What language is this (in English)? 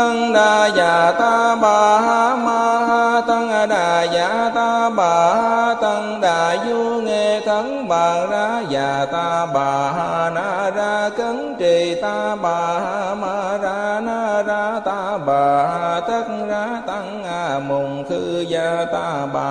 Vietnamese